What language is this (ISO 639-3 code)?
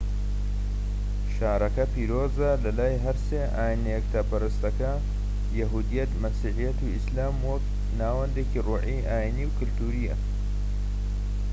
ckb